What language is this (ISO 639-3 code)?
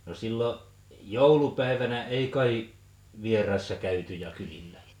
fin